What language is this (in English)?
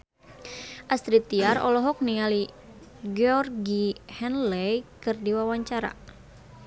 Sundanese